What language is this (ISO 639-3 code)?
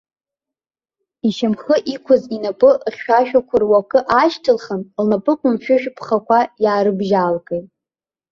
abk